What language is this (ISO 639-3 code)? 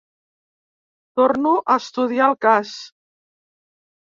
cat